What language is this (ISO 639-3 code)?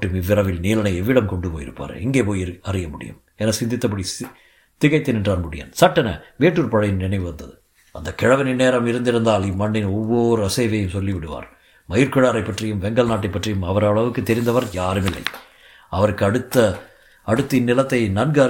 tam